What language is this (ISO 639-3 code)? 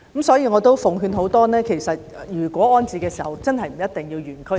yue